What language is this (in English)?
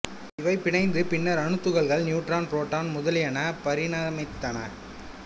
Tamil